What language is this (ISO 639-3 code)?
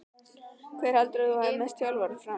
isl